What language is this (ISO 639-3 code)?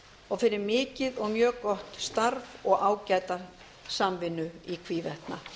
isl